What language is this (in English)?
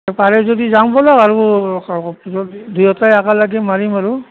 Assamese